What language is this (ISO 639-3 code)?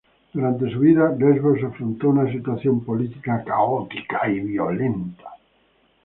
spa